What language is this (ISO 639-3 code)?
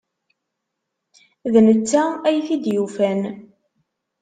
kab